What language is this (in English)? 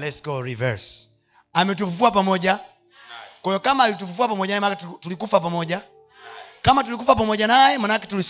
Swahili